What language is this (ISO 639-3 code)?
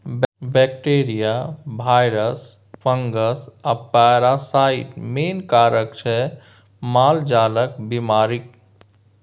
mai